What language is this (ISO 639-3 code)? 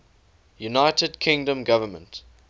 eng